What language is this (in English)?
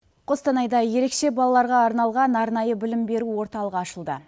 Kazakh